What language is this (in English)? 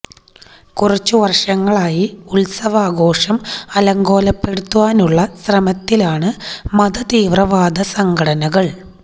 Malayalam